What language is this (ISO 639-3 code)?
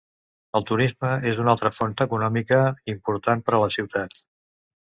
cat